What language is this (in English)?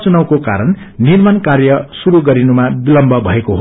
Nepali